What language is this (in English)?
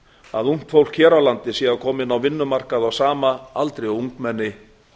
Icelandic